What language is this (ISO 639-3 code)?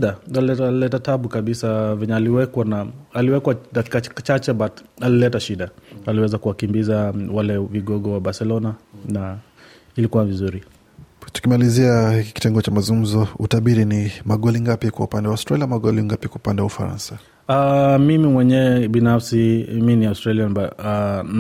swa